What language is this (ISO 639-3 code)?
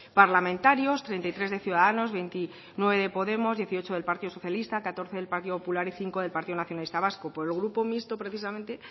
spa